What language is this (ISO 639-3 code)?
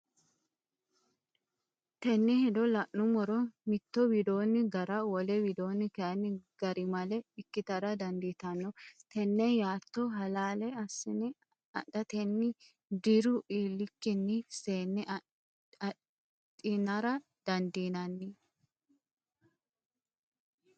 sid